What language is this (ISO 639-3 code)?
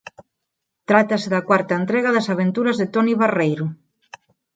glg